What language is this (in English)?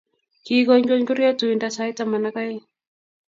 Kalenjin